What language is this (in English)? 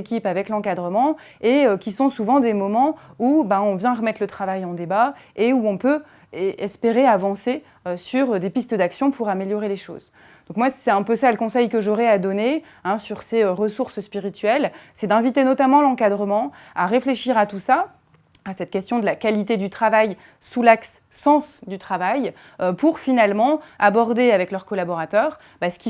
French